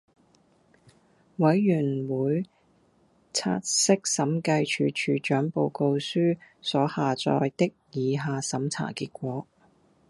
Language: Cantonese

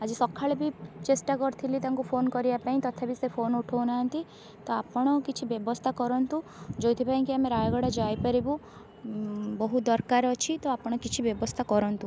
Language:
Odia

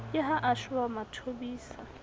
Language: Southern Sotho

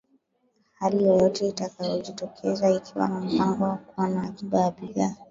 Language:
Swahili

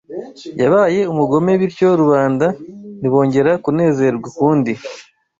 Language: Kinyarwanda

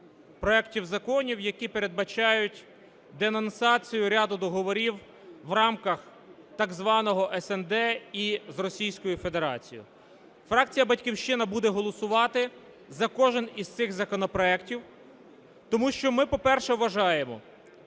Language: Ukrainian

